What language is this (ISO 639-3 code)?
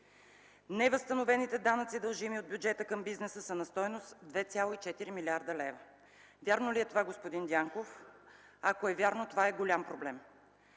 bul